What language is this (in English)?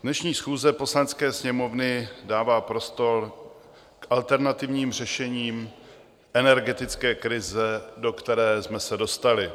Czech